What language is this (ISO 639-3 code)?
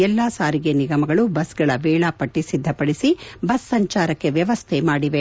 kan